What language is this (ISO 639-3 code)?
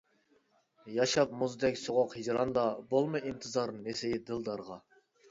uig